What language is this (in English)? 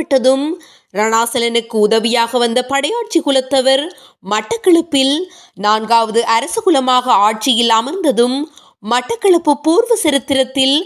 Tamil